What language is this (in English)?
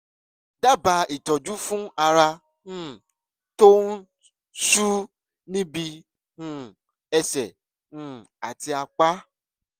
Yoruba